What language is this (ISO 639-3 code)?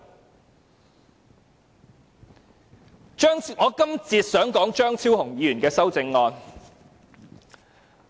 yue